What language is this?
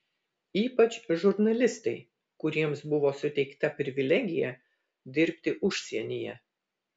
Lithuanian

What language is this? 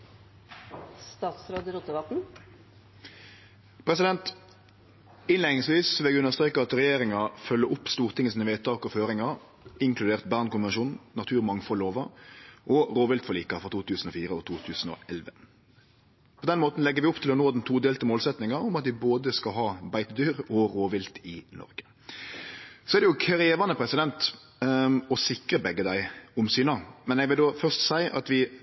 Norwegian Nynorsk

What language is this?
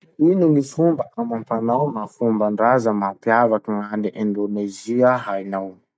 Masikoro Malagasy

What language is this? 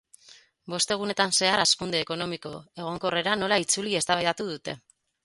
Basque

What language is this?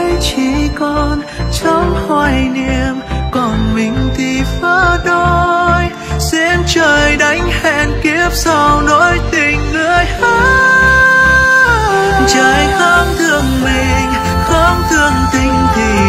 Vietnamese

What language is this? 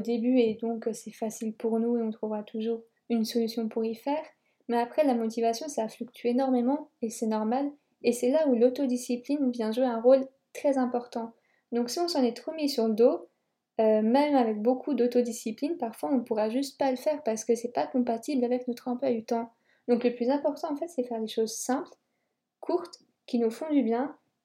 French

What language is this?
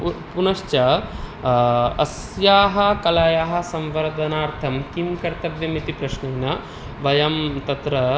Sanskrit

